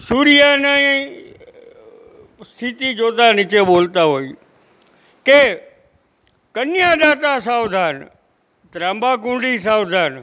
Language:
Gujarati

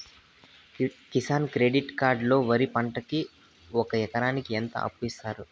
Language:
Telugu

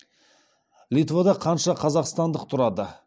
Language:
Kazakh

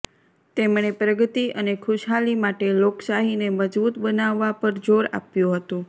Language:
Gujarati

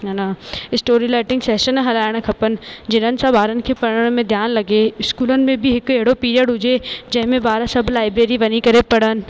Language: Sindhi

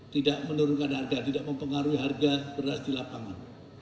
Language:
Indonesian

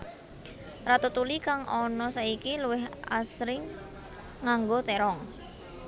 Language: Javanese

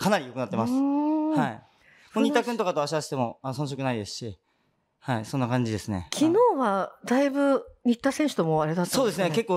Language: Japanese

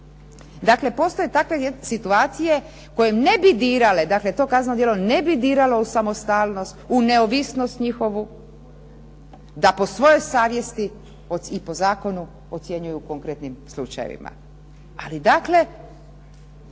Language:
Croatian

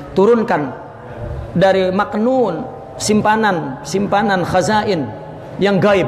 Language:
Indonesian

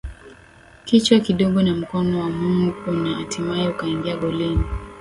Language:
Swahili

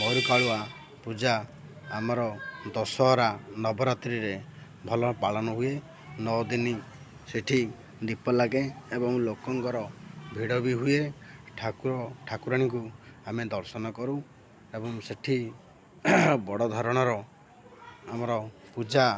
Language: Odia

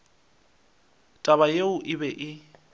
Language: Northern Sotho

